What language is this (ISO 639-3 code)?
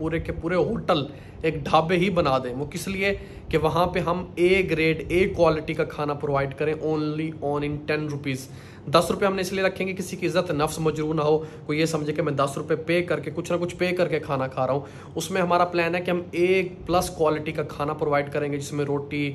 hin